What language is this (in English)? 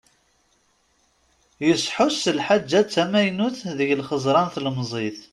Kabyle